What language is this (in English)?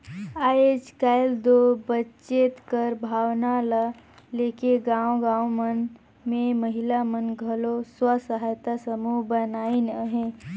Chhattisgarhi